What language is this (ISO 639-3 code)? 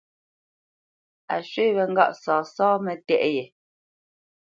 bce